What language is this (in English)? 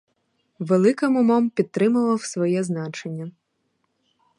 Ukrainian